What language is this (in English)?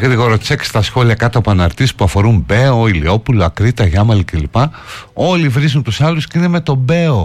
Greek